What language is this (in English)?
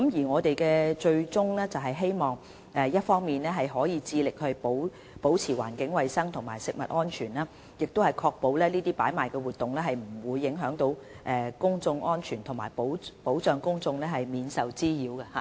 Cantonese